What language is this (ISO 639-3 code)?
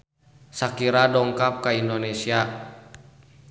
sun